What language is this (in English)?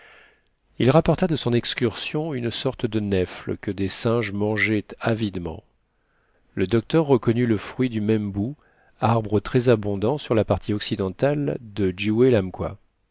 French